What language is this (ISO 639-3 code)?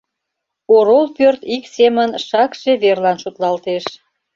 chm